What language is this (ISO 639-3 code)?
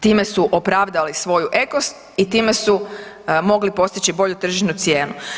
hrv